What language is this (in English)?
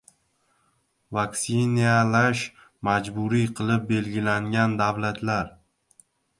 Uzbek